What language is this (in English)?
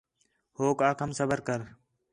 Khetrani